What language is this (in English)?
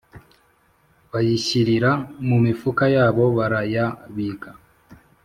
Kinyarwanda